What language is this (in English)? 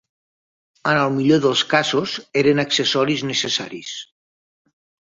Catalan